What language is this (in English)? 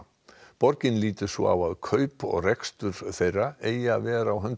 Icelandic